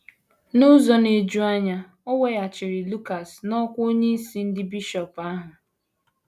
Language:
Igbo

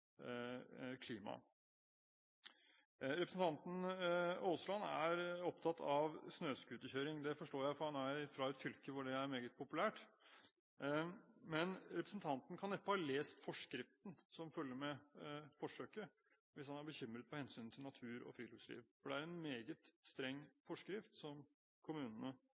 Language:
Norwegian Bokmål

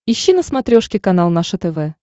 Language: Russian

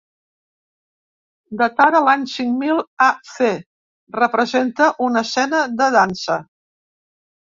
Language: Catalan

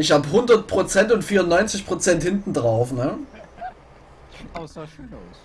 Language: German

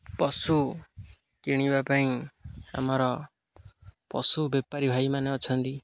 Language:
Odia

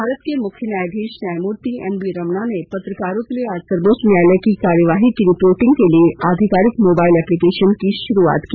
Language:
Hindi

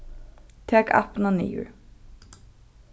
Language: Faroese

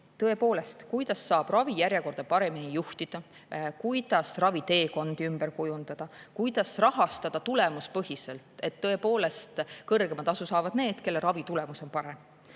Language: Estonian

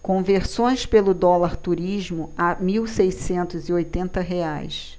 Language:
Portuguese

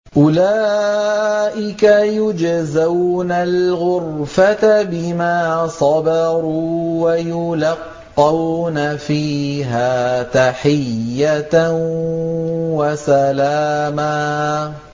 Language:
Arabic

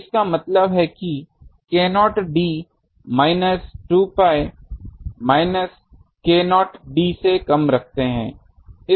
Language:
Hindi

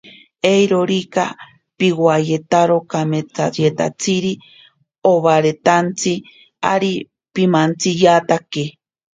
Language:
Ashéninka Perené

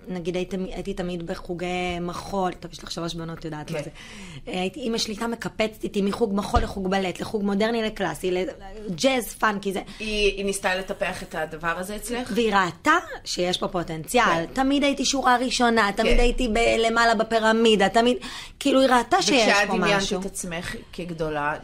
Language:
Hebrew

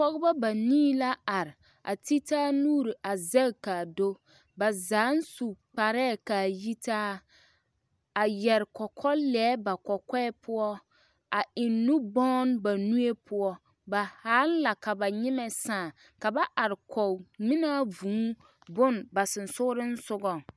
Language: Southern Dagaare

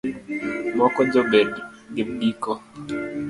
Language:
Luo (Kenya and Tanzania)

